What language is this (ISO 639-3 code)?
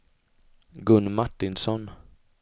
swe